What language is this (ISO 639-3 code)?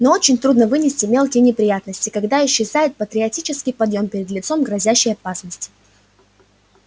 rus